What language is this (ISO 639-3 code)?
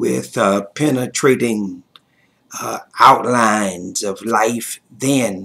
eng